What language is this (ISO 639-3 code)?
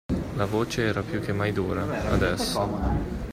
ita